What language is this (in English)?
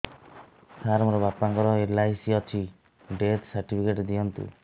Odia